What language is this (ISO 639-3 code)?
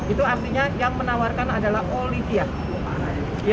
ind